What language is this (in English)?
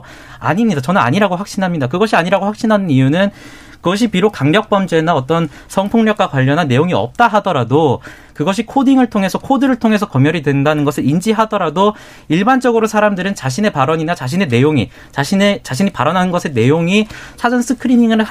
Korean